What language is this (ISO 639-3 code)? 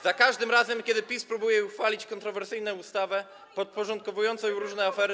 pol